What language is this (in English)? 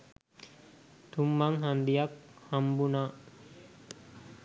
Sinhala